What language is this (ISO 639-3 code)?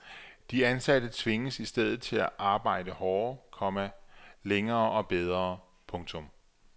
dan